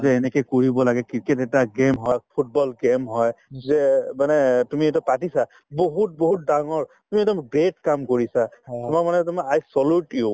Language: Assamese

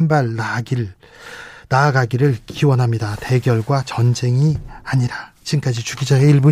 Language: Korean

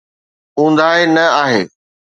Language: Sindhi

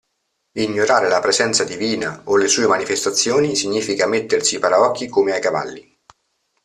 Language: Italian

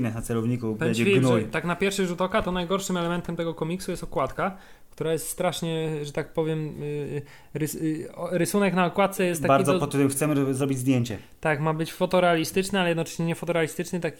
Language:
Polish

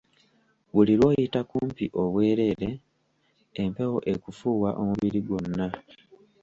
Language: Ganda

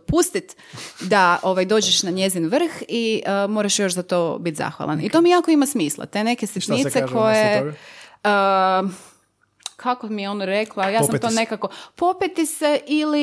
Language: Croatian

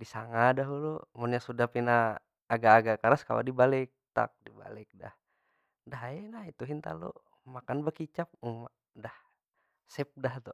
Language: Banjar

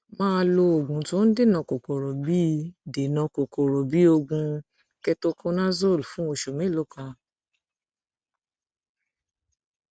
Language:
Yoruba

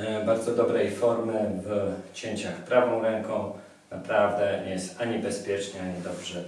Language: Polish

